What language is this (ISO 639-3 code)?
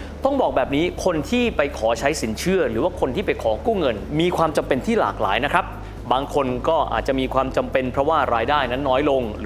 tha